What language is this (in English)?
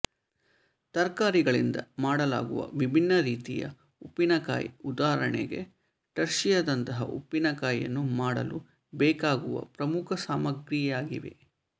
Kannada